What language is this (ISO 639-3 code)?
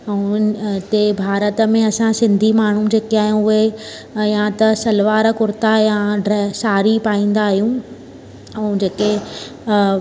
snd